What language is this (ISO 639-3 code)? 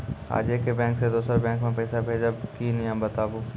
mai